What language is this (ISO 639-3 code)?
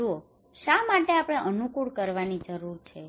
guj